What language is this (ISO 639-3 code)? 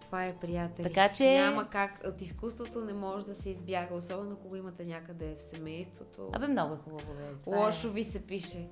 bul